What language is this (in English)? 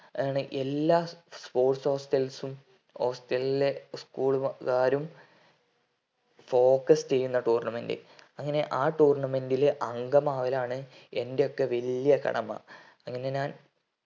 Malayalam